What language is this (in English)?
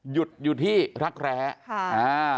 Thai